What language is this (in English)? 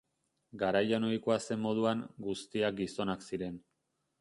Basque